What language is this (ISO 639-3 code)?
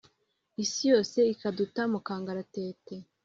kin